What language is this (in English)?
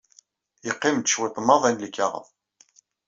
Kabyle